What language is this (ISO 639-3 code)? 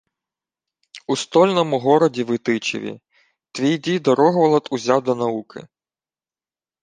ukr